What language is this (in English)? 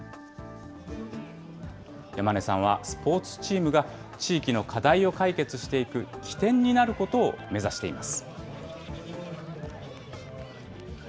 Japanese